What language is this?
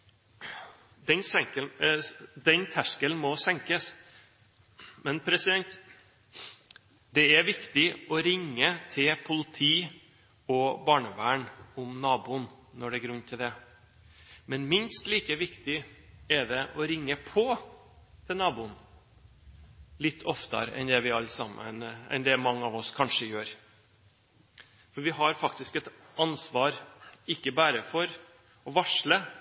Norwegian Bokmål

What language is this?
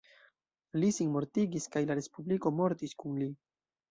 Esperanto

